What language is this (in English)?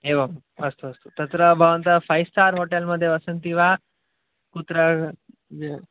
Sanskrit